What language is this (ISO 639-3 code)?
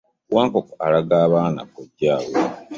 lug